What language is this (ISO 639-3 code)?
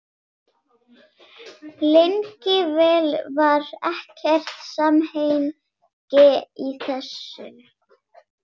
isl